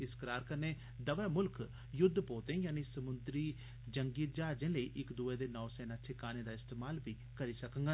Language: Dogri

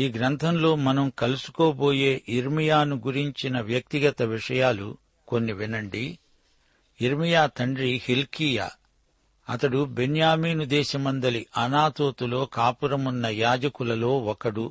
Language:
Telugu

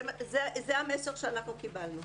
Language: Hebrew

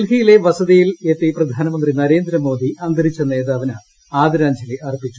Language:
Malayalam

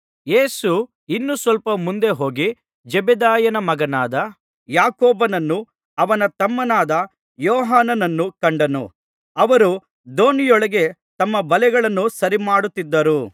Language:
Kannada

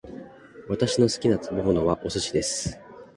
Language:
Japanese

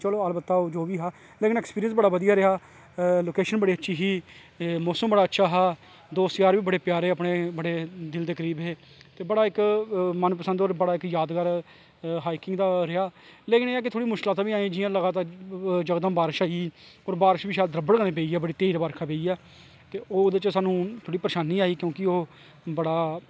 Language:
Dogri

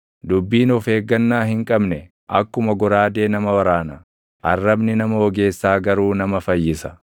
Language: Oromo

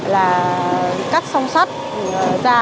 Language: Vietnamese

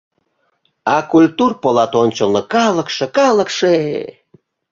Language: Mari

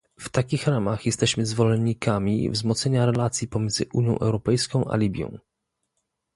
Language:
Polish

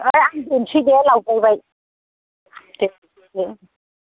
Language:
Bodo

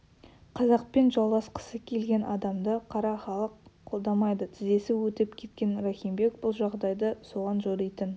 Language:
Kazakh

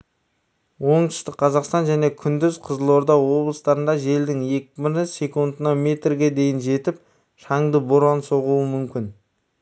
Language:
Kazakh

